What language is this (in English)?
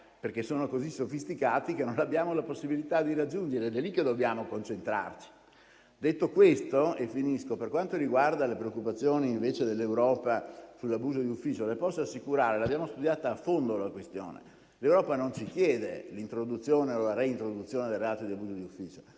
Italian